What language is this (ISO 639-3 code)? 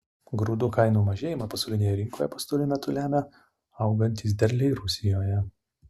lit